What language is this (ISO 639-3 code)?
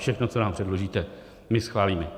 ces